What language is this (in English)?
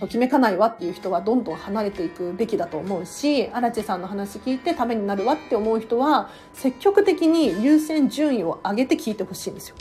Japanese